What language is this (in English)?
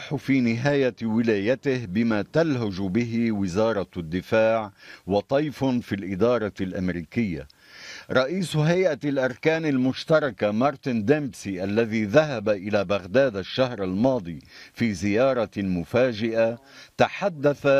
Arabic